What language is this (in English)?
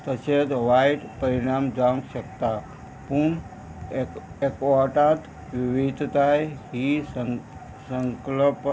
Konkani